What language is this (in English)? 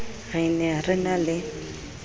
Southern Sotho